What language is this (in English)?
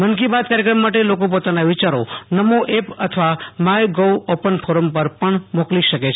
Gujarati